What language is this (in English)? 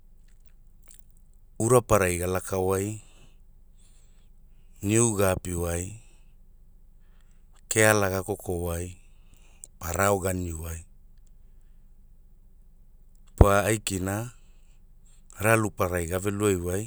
Hula